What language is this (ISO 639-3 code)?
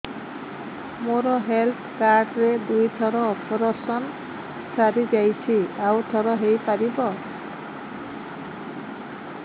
ori